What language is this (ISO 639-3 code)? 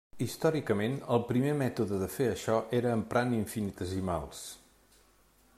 cat